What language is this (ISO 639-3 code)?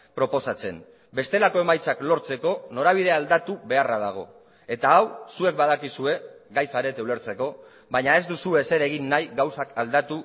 eus